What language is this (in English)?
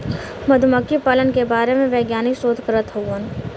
Bhojpuri